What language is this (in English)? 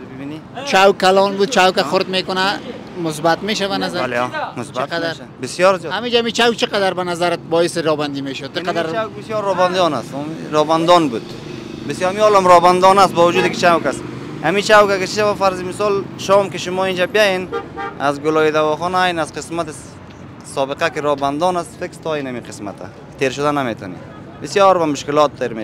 Persian